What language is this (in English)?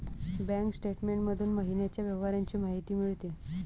Marathi